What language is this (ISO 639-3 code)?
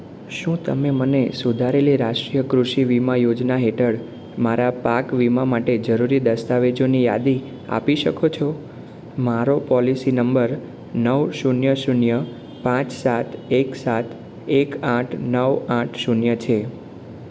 guj